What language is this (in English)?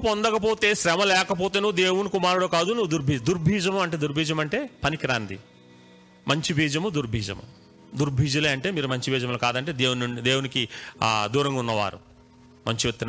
Telugu